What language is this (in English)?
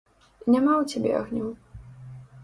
Belarusian